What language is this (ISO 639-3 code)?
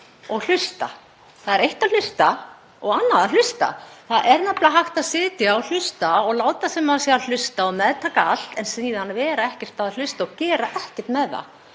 isl